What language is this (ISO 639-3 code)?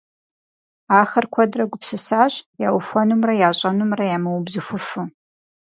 kbd